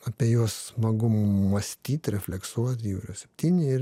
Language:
Lithuanian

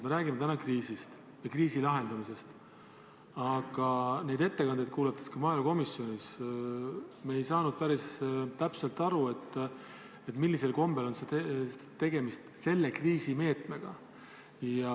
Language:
Estonian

